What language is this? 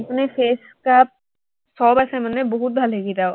Assamese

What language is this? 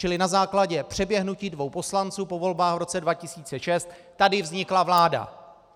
Czech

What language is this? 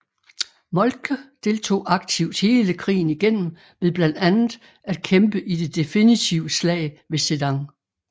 Danish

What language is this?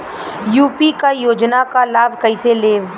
Bhojpuri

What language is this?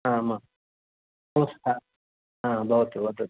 Sanskrit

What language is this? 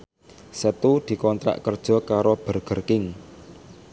Javanese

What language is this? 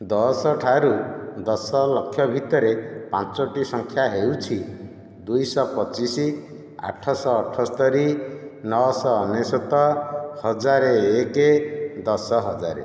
Odia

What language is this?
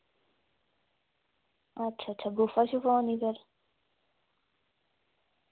Dogri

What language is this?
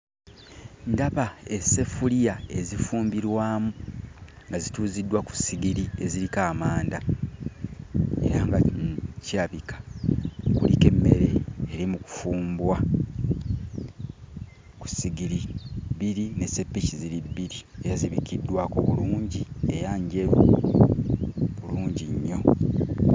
Ganda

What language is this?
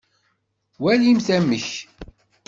Kabyle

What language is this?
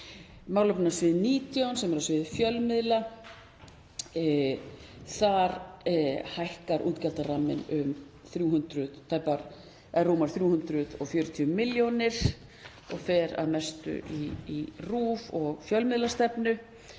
Icelandic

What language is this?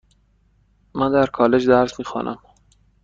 Persian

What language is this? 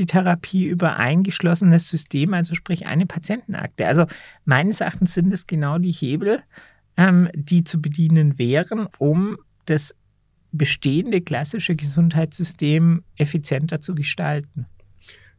German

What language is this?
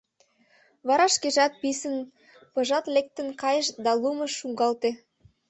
Mari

